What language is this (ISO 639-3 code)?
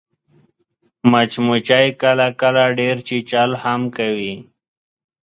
pus